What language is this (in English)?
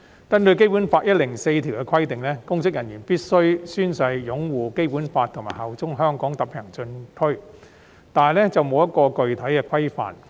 Cantonese